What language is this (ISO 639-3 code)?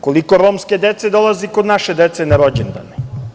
srp